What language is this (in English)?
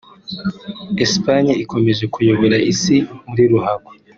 Kinyarwanda